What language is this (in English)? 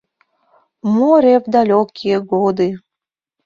Mari